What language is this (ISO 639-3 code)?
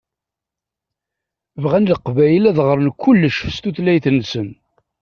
kab